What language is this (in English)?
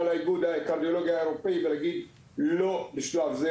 Hebrew